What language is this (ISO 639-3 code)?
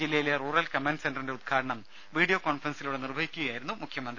mal